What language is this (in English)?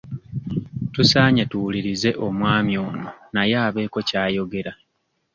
Ganda